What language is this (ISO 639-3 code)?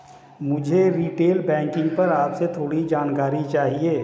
hin